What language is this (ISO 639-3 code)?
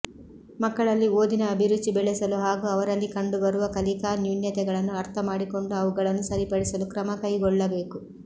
kan